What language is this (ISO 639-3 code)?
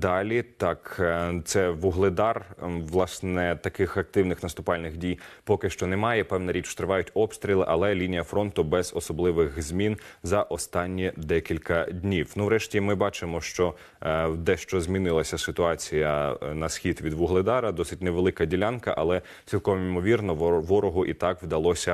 ukr